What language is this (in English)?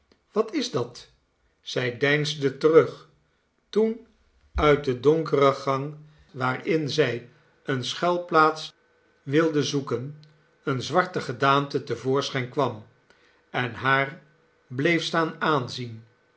Dutch